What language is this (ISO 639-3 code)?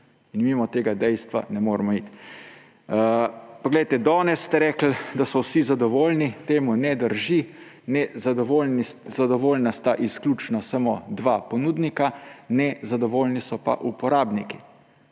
slv